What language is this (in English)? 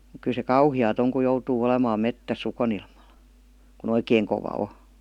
Finnish